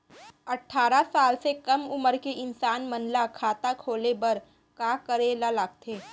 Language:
Chhattisgarhi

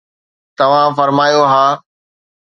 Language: Sindhi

